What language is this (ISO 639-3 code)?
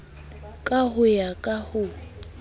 sot